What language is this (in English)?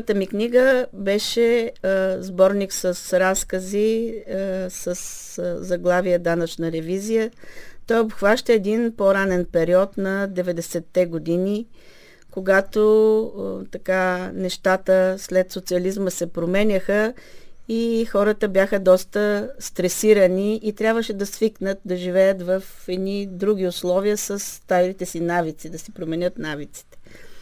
Bulgarian